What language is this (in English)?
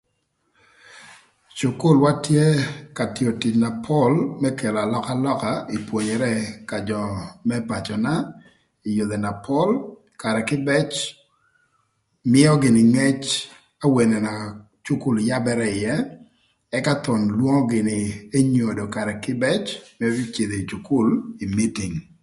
Thur